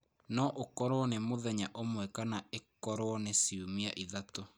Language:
Kikuyu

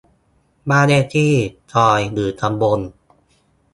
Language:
Thai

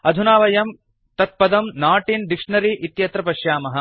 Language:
Sanskrit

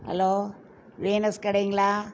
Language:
Tamil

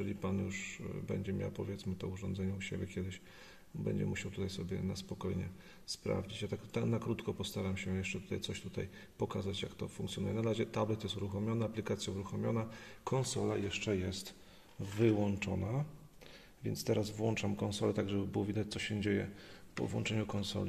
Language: Polish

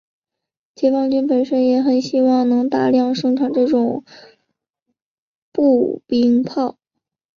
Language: Chinese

